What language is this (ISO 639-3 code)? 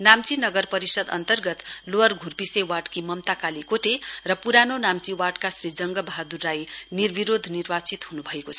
nep